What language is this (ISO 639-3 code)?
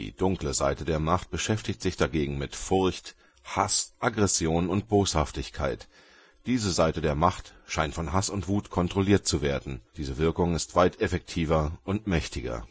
deu